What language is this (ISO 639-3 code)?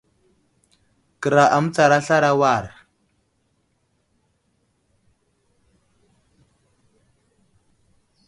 udl